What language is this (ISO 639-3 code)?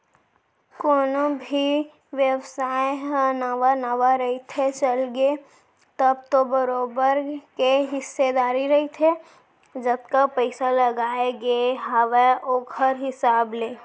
hne